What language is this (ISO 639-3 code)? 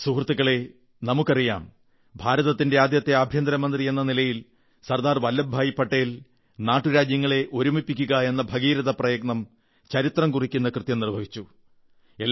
mal